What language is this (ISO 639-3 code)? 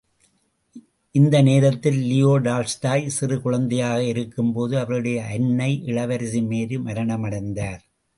tam